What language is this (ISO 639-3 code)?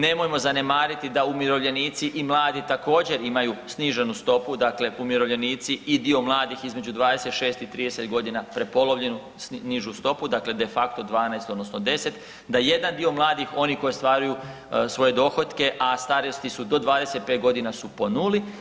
hrv